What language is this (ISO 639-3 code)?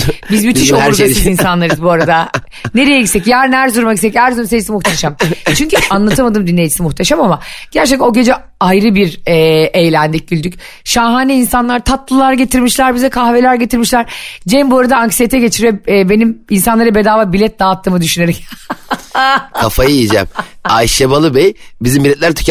tur